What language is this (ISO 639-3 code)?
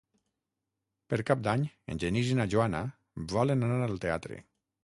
cat